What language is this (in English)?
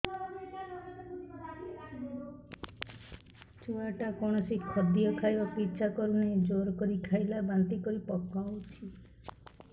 Odia